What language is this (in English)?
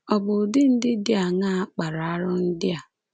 Igbo